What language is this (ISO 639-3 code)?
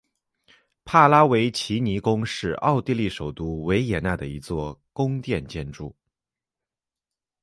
zho